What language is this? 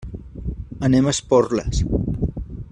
Catalan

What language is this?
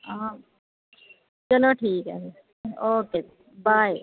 Punjabi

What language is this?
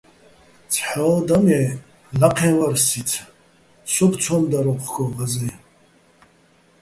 Bats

